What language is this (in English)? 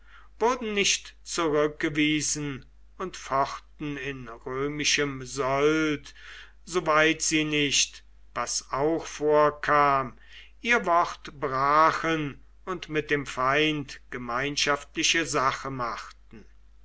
German